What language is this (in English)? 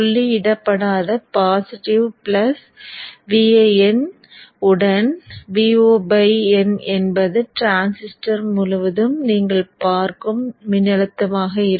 Tamil